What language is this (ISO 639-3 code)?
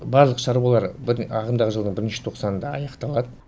kaz